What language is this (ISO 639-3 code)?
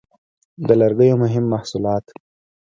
pus